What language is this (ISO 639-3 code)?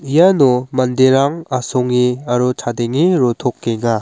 grt